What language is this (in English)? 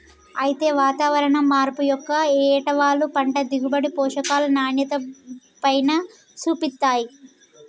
Telugu